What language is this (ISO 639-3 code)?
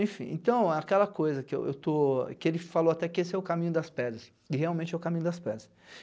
por